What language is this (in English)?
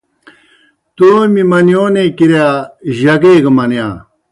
Kohistani Shina